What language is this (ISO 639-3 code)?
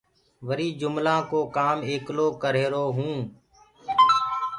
ggg